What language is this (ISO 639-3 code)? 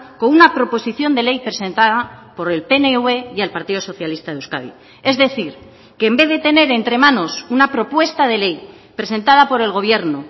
spa